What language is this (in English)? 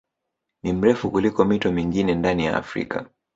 Swahili